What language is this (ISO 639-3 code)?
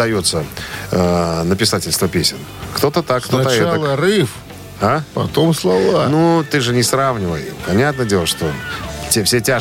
rus